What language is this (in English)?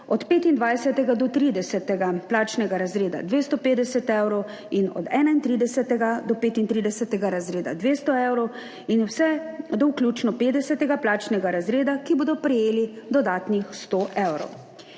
Slovenian